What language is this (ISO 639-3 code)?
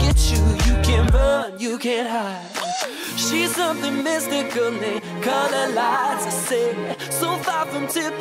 rus